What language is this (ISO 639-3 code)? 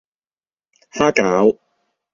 yue